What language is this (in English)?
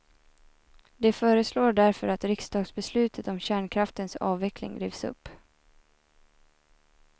Swedish